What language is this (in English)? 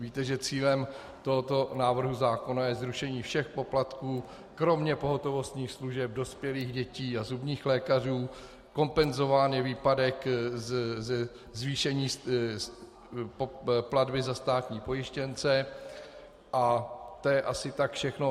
Czech